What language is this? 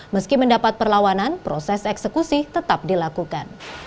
Indonesian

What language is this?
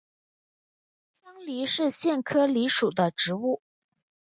Chinese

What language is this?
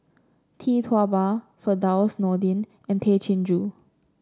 English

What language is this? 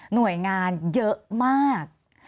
Thai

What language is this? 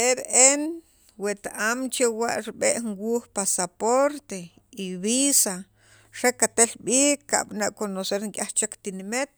Sacapulteco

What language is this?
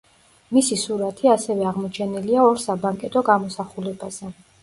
Georgian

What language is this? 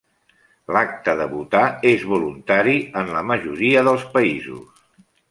Catalan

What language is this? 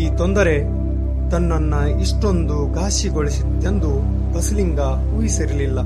Kannada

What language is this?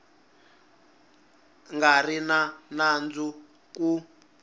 Tsonga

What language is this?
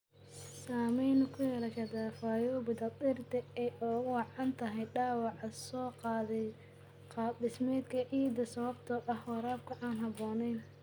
Somali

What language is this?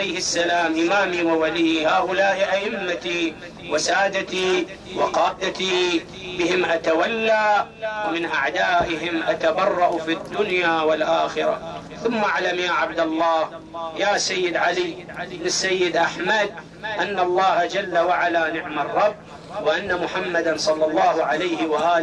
Arabic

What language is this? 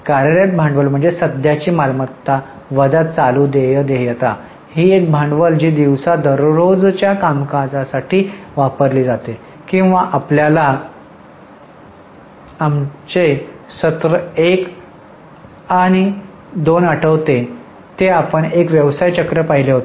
Marathi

